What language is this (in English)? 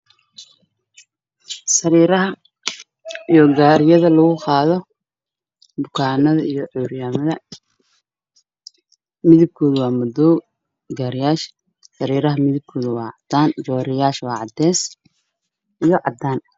Somali